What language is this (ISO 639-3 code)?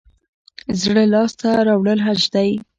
pus